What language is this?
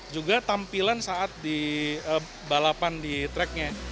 Indonesian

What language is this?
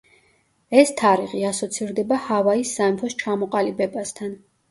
Georgian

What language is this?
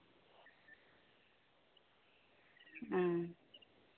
Santali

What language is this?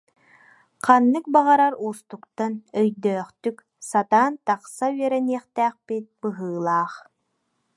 Yakut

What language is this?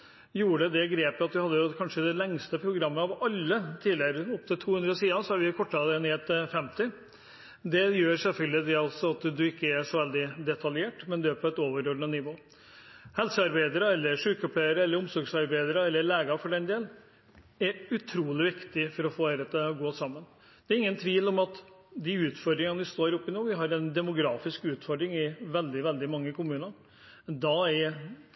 Norwegian Bokmål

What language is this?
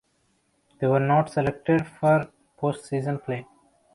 English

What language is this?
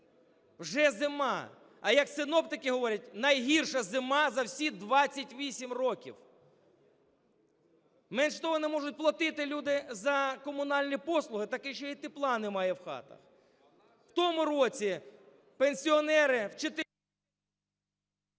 Ukrainian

